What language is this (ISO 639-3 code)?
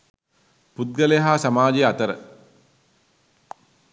sin